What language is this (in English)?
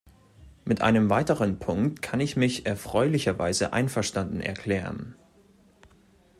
German